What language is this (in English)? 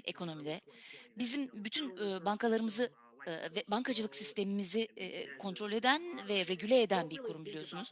Turkish